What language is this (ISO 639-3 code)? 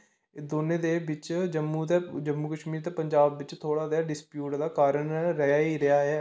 doi